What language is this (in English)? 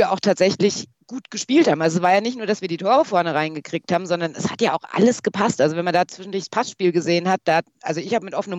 German